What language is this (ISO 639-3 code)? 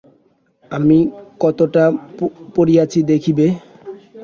ben